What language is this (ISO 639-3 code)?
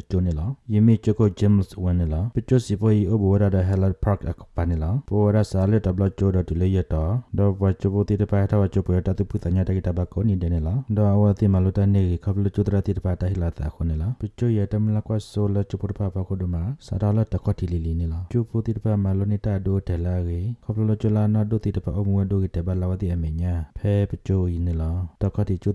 ind